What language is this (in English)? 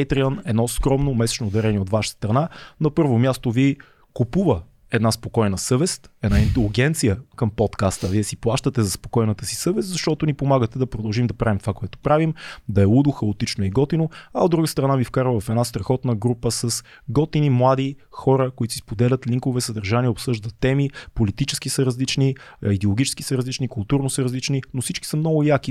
Bulgarian